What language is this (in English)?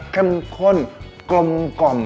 Thai